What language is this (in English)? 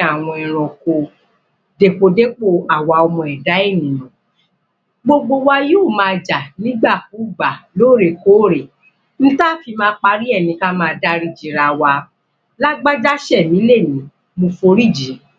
Yoruba